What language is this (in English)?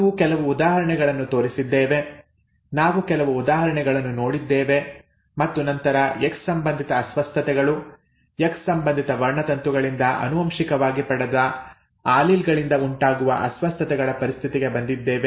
Kannada